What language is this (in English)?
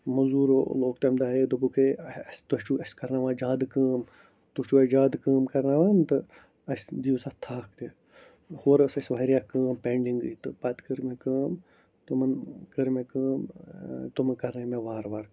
Kashmiri